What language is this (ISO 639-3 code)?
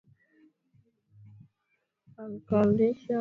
swa